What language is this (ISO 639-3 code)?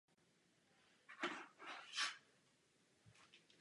ces